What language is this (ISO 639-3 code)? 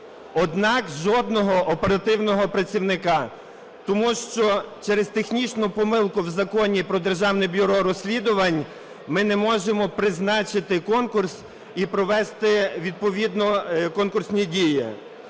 ukr